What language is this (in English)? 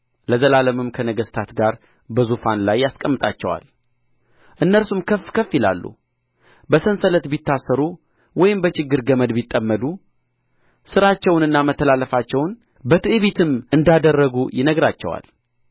Amharic